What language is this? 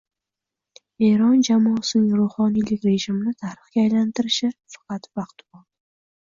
Uzbek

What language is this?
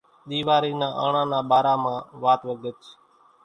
Kachi Koli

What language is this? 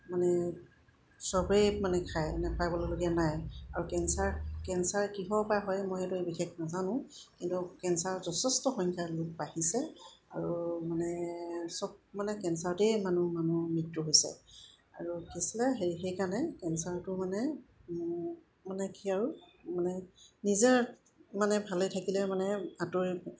Assamese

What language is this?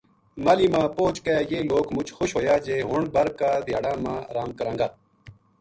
Gujari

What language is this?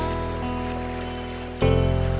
Indonesian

